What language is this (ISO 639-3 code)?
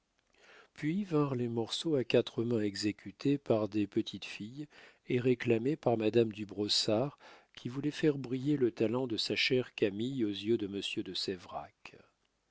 fra